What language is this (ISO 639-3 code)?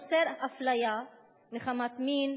heb